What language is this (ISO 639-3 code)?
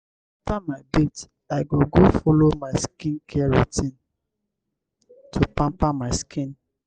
pcm